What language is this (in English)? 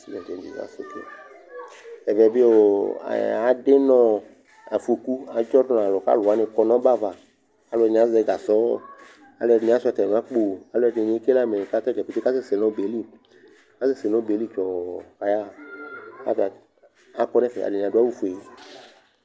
Ikposo